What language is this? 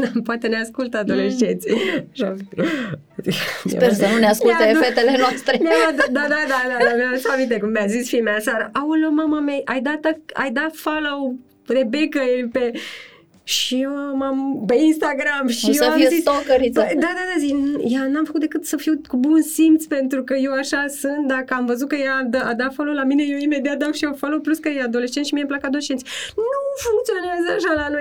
Romanian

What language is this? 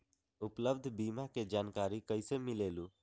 Magahi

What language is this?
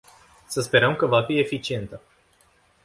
Romanian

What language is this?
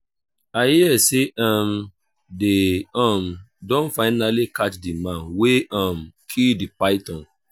Nigerian Pidgin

